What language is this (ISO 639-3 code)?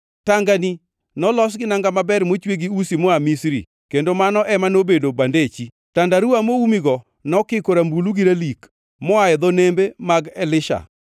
luo